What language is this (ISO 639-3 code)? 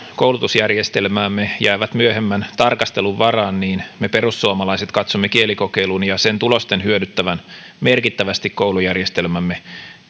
fin